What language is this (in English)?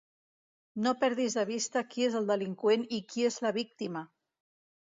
Catalan